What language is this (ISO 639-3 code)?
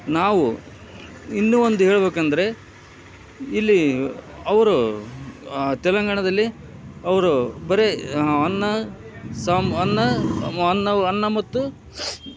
kan